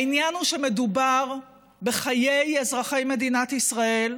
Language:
Hebrew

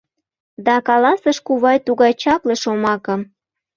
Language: Mari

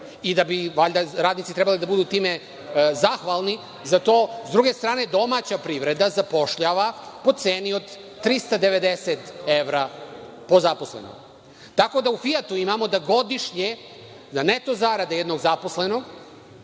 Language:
Serbian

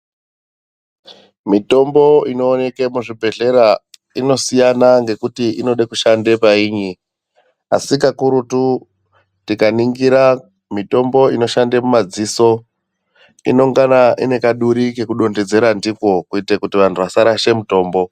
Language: Ndau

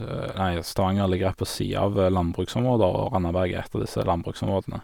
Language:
Norwegian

